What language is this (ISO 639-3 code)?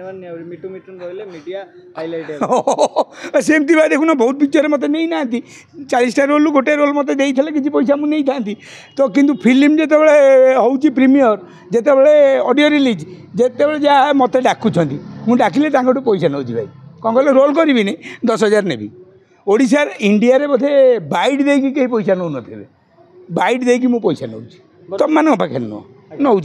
ben